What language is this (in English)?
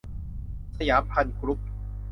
Thai